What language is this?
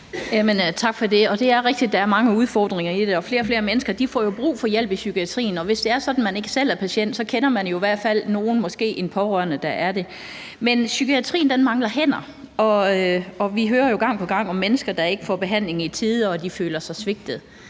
Danish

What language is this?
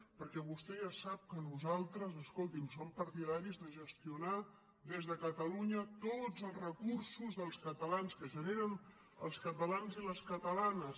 Catalan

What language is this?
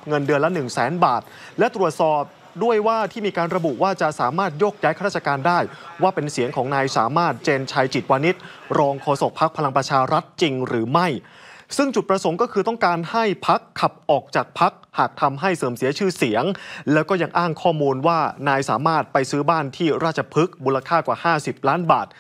Thai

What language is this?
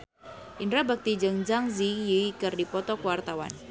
Sundanese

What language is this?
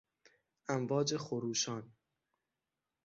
Persian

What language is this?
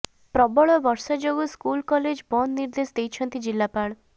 Odia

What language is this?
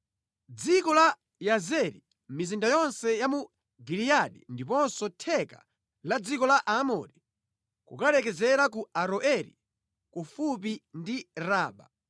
Nyanja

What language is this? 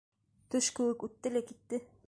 Bashkir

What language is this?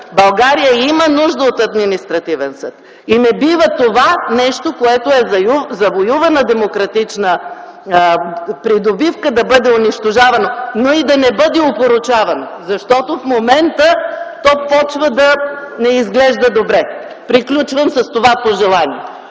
Bulgarian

